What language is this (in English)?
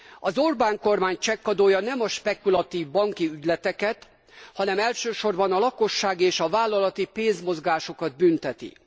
Hungarian